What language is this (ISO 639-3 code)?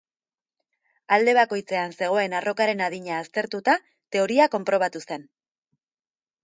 eus